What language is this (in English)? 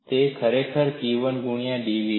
Gujarati